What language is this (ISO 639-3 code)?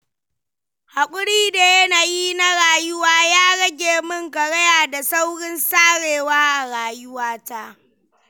hau